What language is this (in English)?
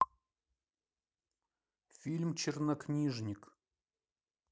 Russian